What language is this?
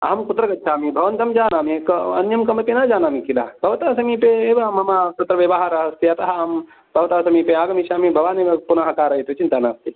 Sanskrit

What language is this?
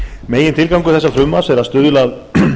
Icelandic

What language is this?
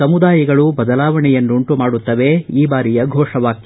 Kannada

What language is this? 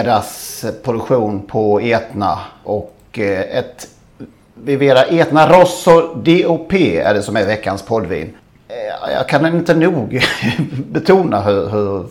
Swedish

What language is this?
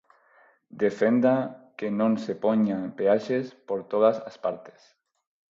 Galician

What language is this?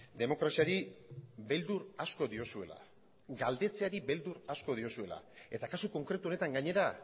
Basque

